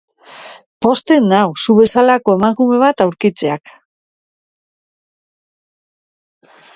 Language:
Basque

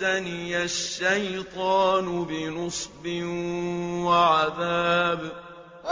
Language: Arabic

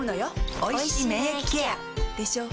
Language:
Japanese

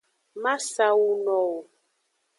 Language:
Aja (Benin)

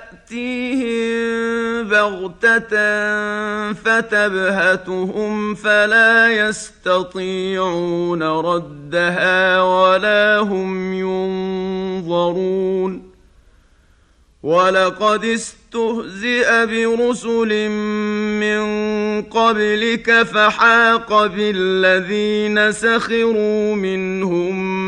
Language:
Arabic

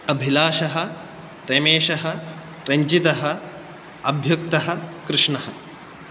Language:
Sanskrit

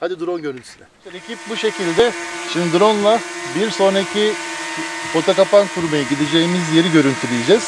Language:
Turkish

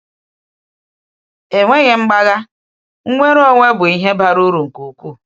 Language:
Igbo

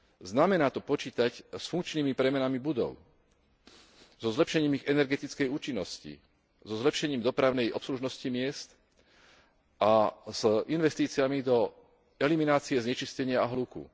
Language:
Slovak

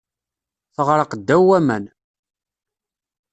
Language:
Kabyle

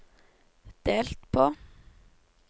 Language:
Norwegian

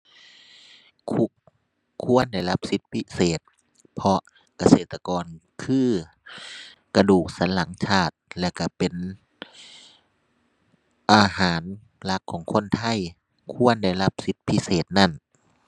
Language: Thai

